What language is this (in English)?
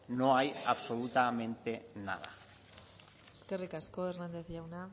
Basque